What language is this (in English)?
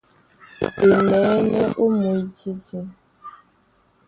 Duala